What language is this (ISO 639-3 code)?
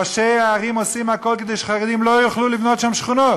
heb